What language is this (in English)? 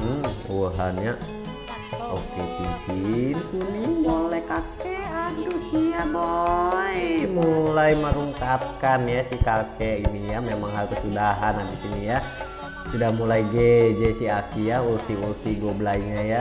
Indonesian